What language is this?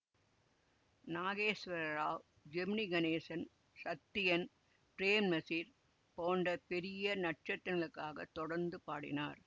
Tamil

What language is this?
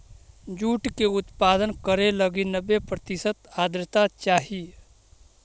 Magahi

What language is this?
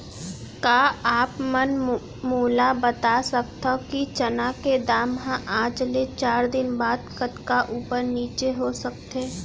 Chhattisgarhi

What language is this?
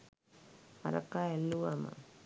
Sinhala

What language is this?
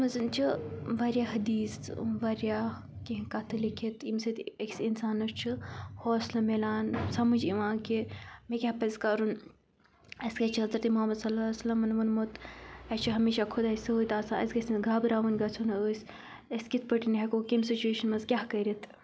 Kashmiri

